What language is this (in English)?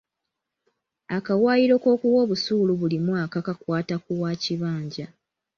Ganda